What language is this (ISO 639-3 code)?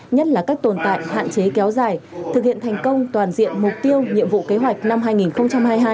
vie